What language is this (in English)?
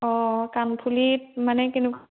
Assamese